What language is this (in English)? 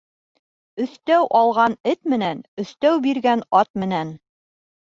Bashkir